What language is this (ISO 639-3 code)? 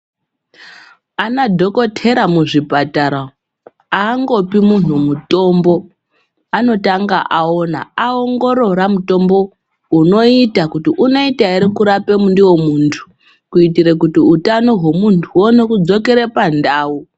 ndc